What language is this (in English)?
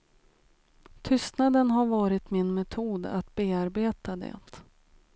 Swedish